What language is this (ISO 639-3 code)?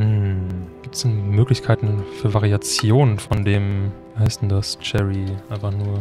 deu